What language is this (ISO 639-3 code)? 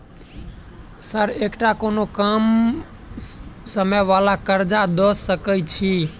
mai